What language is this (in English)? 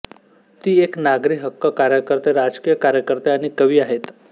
Marathi